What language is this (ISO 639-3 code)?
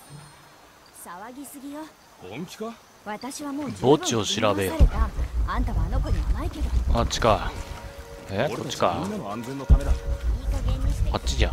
jpn